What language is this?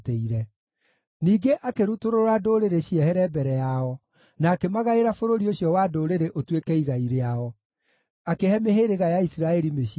Kikuyu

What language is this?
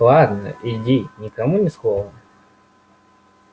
Russian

